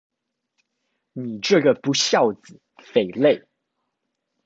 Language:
Chinese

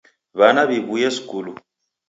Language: Taita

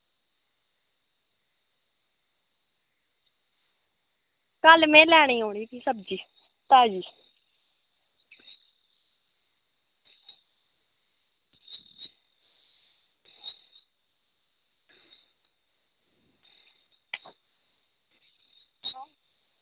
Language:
Dogri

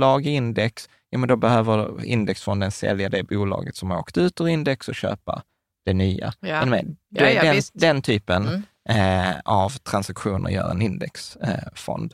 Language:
Swedish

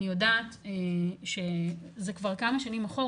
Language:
Hebrew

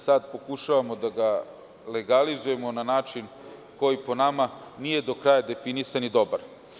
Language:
Serbian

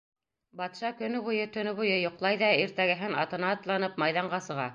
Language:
Bashkir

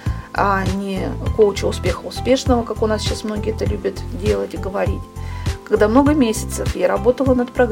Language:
Russian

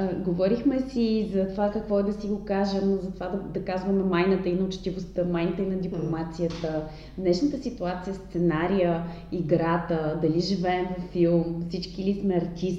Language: Bulgarian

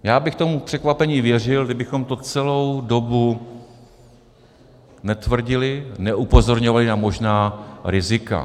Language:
Czech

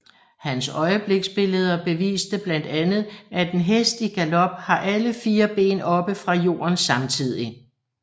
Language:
Danish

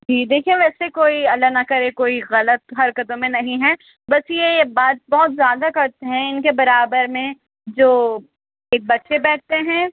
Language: Urdu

